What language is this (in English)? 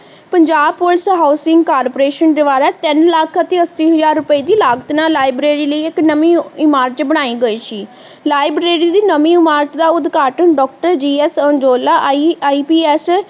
Punjabi